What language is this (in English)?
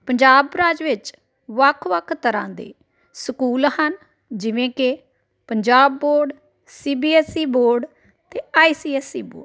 Punjabi